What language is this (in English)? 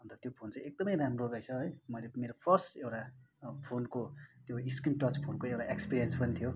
Nepali